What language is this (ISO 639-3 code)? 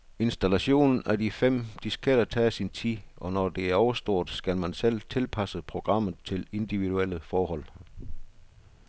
dan